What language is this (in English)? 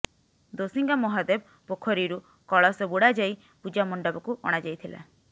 Odia